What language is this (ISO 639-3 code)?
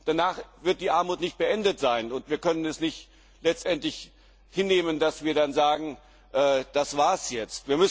deu